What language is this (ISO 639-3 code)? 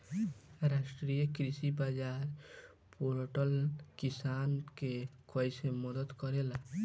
bho